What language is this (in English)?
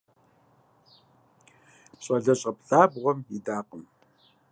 Kabardian